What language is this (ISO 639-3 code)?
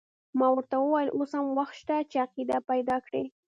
pus